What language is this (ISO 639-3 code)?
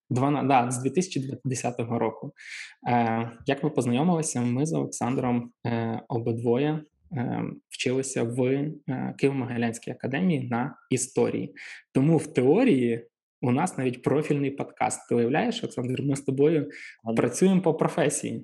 ukr